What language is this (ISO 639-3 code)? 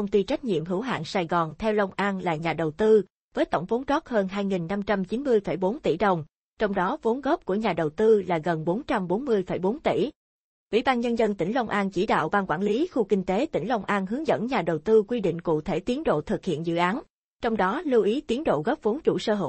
vie